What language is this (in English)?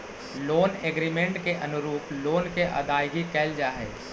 Magahi